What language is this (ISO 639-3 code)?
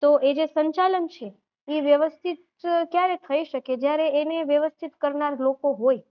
guj